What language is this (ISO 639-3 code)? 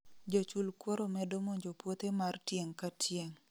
luo